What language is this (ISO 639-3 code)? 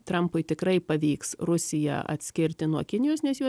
lit